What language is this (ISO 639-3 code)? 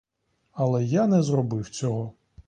ukr